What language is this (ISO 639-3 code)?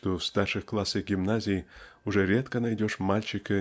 rus